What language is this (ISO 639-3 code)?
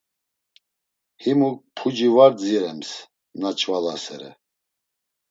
lzz